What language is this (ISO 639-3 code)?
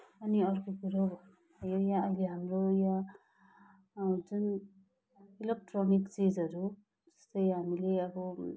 nep